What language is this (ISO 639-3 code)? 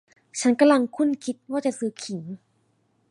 tha